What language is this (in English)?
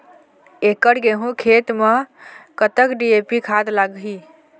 Chhattisgarhi